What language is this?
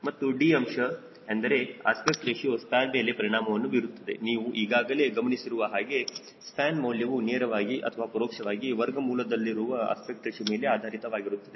Kannada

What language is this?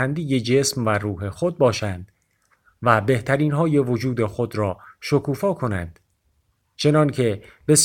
Persian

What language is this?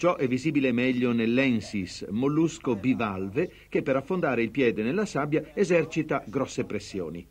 Italian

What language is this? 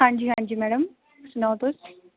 Dogri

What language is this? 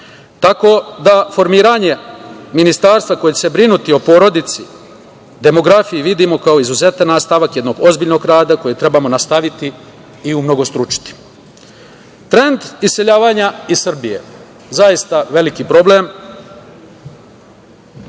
Serbian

